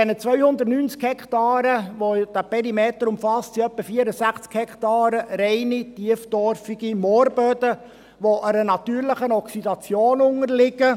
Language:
Swiss German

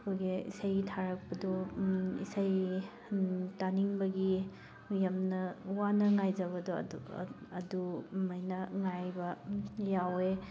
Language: Manipuri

